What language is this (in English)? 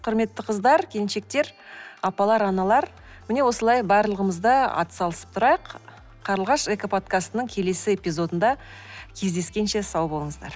Kazakh